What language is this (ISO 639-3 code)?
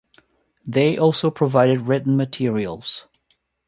eng